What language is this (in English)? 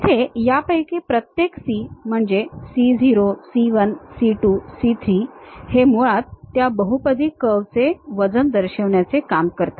Marathi